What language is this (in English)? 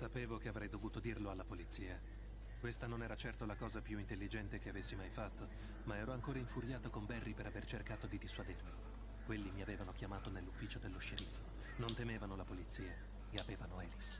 Italian